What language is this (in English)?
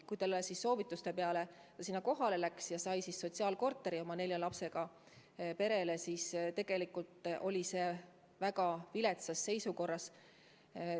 Estonian